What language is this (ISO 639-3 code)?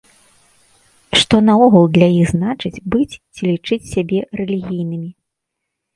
bel